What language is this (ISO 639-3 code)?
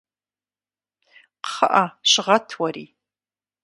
kbd